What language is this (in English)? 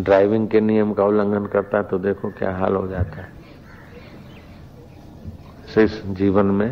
Hindi